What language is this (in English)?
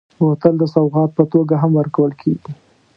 Pashto